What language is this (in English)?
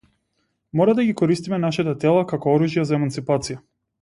Macedonian